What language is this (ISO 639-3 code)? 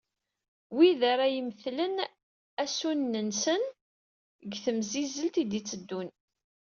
kab